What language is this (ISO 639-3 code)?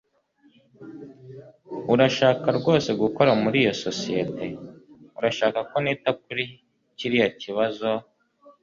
kin